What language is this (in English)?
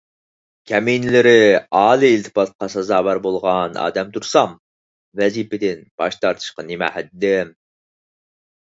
Uyghur